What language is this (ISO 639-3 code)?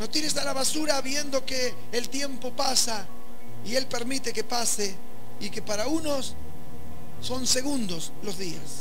spa